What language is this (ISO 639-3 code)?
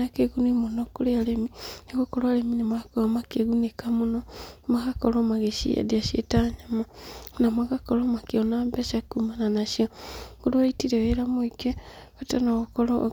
kik